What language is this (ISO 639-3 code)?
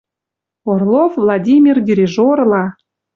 mrj